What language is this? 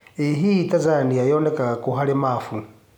Kikuyu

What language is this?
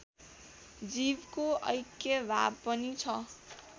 Nepali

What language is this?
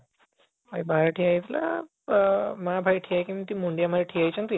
Odia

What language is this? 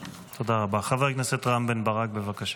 Hebrew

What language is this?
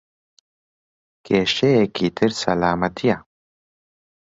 Central Kurdish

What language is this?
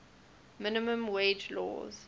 English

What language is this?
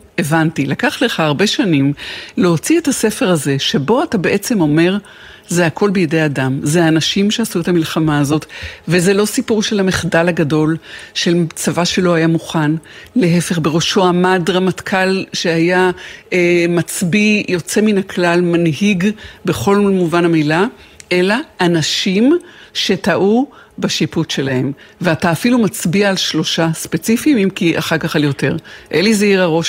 Hebrew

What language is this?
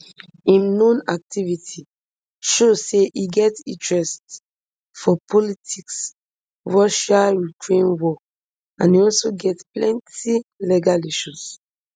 Nigerian Pidgin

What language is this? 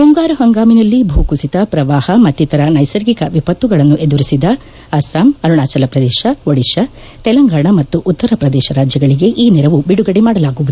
Kannada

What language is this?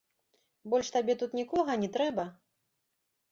Belarusian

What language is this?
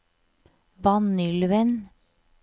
Norwegian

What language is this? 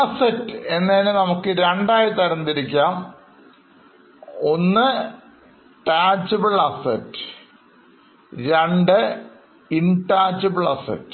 Malayalam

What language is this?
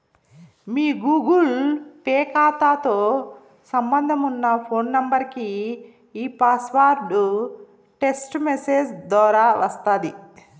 Telugu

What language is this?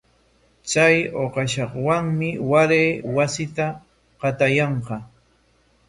Corongo Ancash Quechua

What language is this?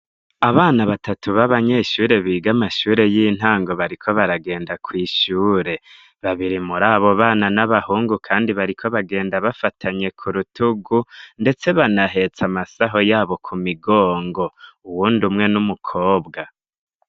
Rundi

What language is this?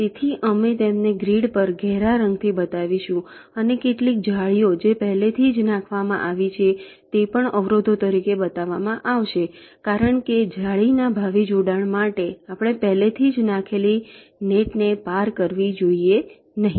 Gujarati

